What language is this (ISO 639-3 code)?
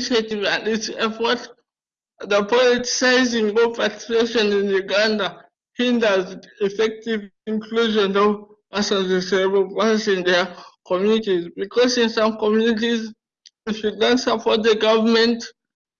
eng